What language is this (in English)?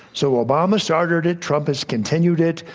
English